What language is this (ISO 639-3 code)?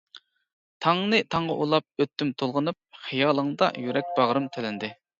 uig